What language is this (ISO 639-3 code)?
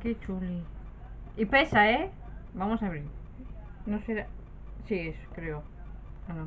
spa